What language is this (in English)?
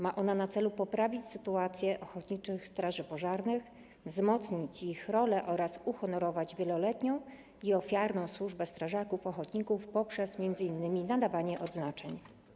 Polish